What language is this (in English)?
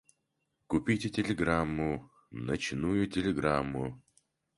Russian